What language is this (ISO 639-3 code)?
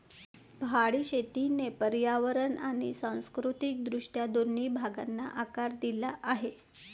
mar